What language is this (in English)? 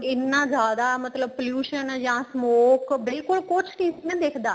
Punjabi